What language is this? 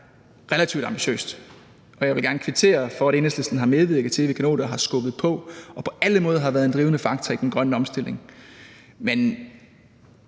Danish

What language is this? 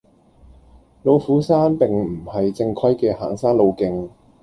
Cantonese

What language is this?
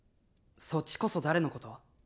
Japanese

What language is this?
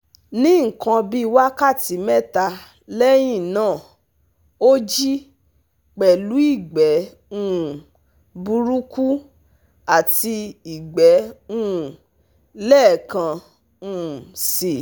Yoruba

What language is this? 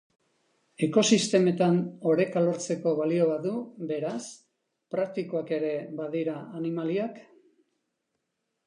Basque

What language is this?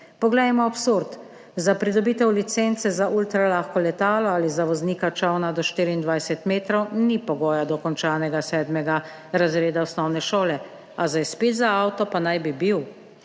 Slovenian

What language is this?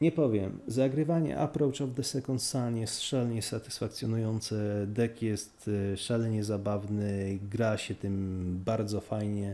Polish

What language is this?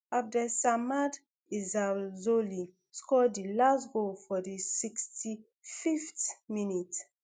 Nigerian Pidgin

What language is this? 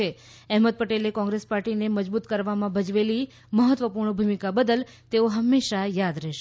Gujarati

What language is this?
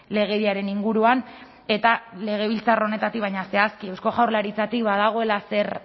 Basque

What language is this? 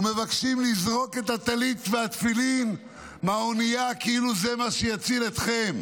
Hebrew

